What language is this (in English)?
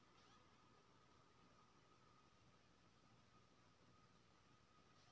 Maithili